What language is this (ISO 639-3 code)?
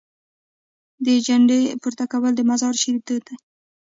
pus